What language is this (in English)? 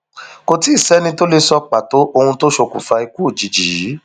Yoruba